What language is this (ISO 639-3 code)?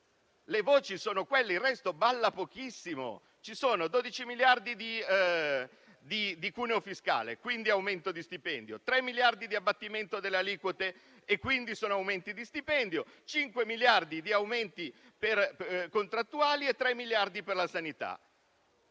ita